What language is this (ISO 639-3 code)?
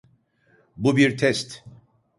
tur